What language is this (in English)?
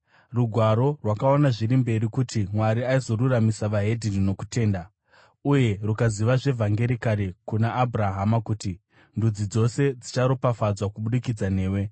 Shona